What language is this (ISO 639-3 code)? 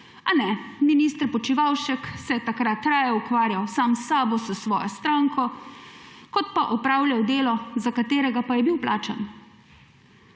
slv